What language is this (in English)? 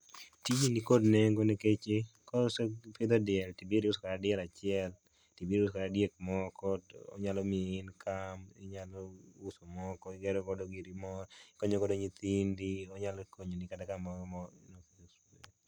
Luo (Kenya and Tanzania)